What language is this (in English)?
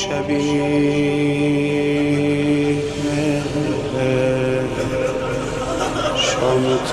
Persian